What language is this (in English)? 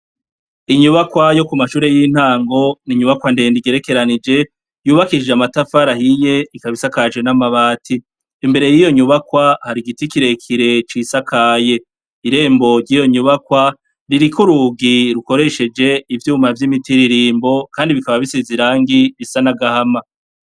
Rundi